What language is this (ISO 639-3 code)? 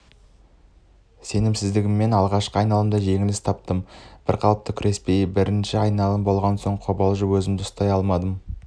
kaz